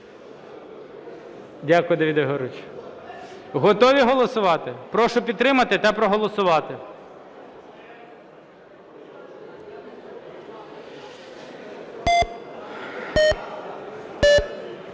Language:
Ukrainian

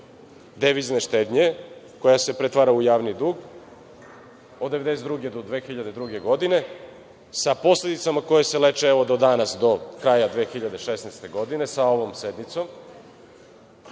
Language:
Serbian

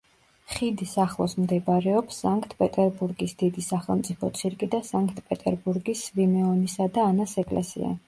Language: Georgian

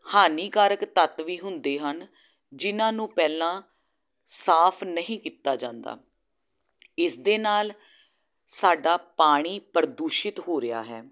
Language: Punjabi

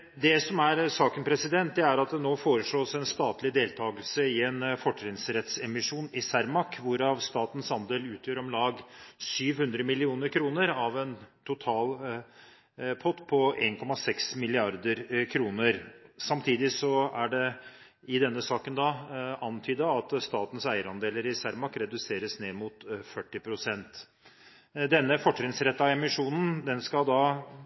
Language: Norwegian Bokmål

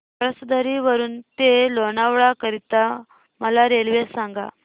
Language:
Marathi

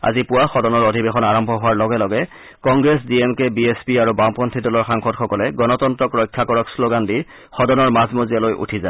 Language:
Assamese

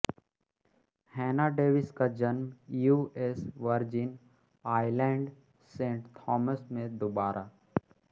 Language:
Hindi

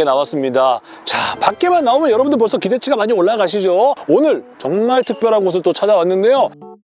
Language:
Korean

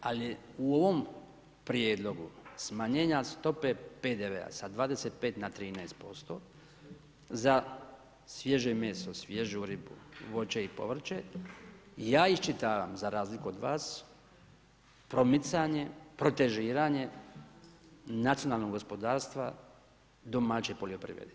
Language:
Croatian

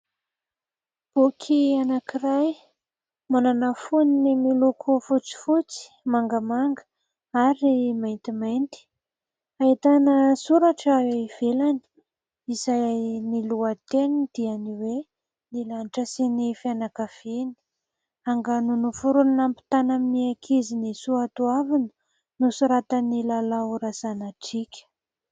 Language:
Malagasy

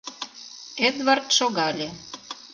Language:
Mari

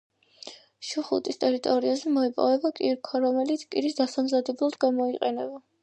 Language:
Georgian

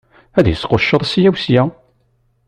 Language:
Kabyle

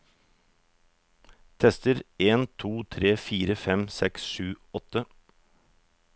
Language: Norwegian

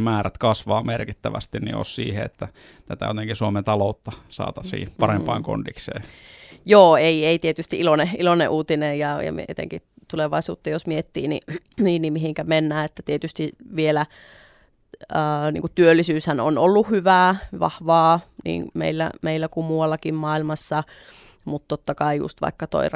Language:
Finnish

